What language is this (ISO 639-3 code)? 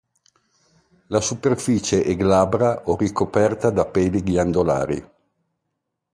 ita